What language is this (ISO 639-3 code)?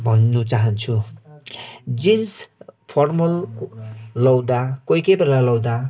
nep